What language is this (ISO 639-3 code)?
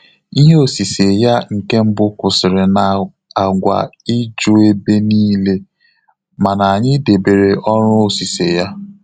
ibo